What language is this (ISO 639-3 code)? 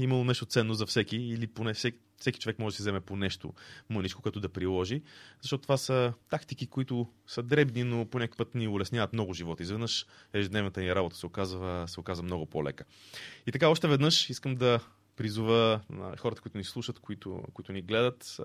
bul